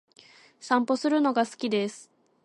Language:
Japanese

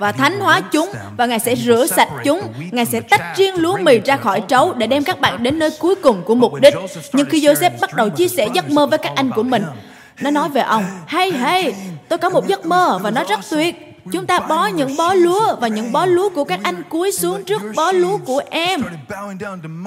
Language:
Vietnamese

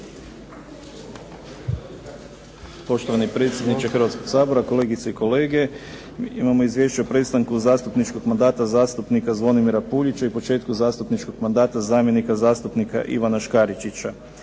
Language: Croatian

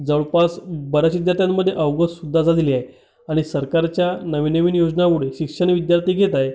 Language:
Marathi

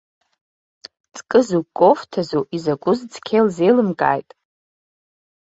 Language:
Abkhazian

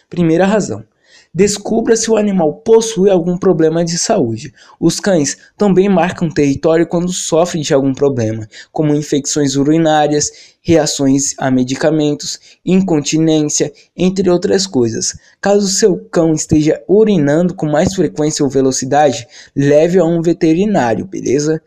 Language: Portuguese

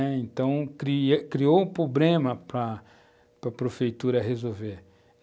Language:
Portuguese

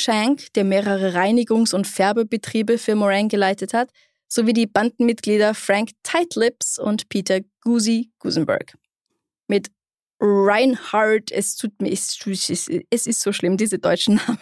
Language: German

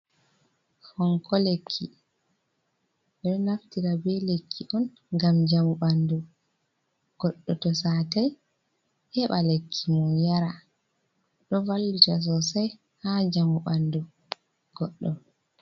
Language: Fula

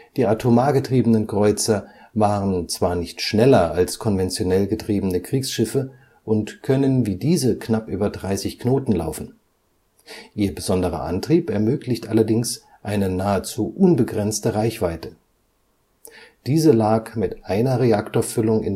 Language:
German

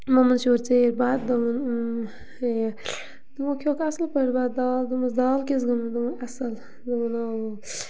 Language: Kashmiri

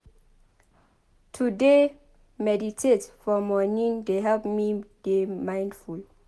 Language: Nigerian Pidgin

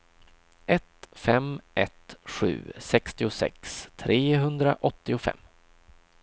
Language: Swedish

